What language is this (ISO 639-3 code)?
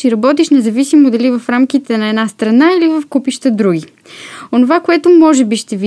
bul